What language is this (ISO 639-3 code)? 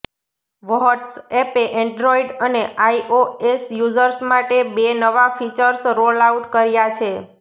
guj